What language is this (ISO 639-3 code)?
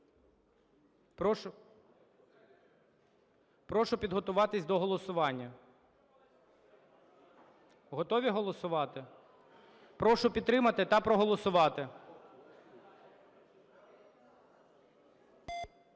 ukr